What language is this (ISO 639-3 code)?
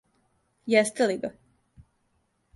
srp